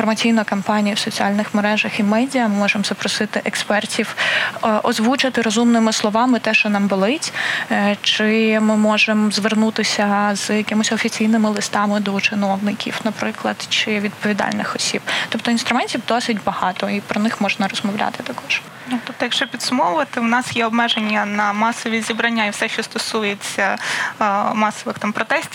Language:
Ukrainian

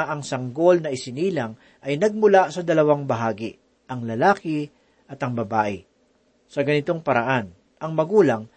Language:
Filipino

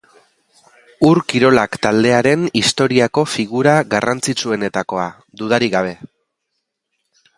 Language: Basque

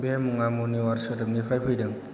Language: Bodo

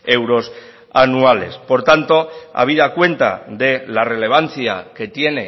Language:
Spanish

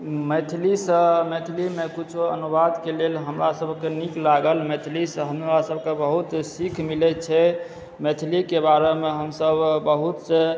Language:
Maithili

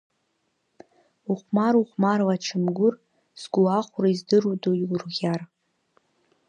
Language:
Abkhazian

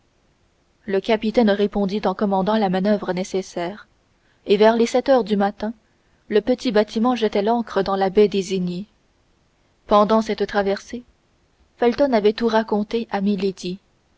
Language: French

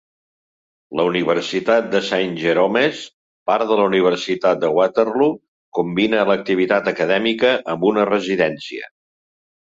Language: Catalan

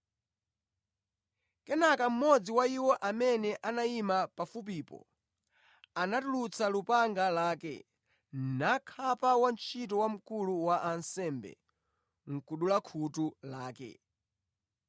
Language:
Nyanja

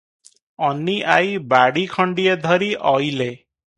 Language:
Odia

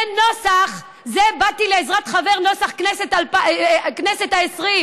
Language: Hebrew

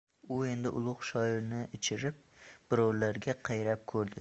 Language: Uzbek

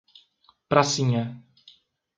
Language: Portuguese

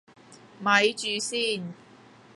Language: Cantonese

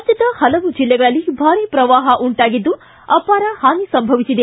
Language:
Kannada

